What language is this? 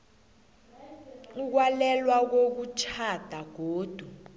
South Ndebele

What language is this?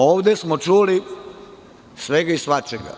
Serbian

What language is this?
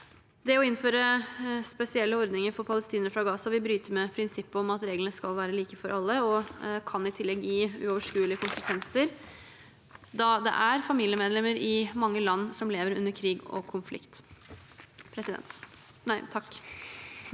Norwegian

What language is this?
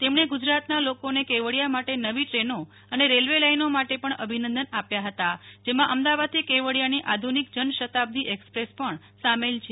Gujarati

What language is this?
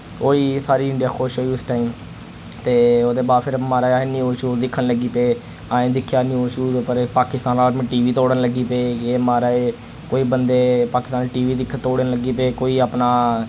Dogri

